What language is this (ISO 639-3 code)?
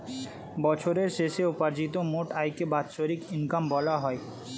ben